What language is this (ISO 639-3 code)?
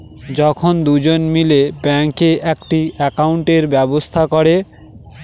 ben